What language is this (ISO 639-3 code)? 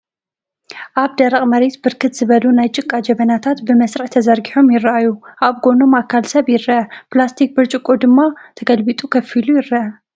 tir